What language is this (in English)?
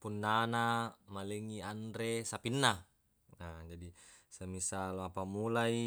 Buginese